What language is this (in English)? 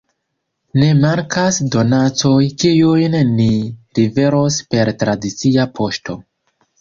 Esperanto